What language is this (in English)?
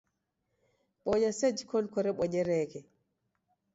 Taita